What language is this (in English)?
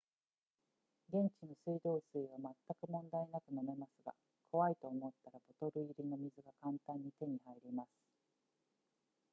Japanese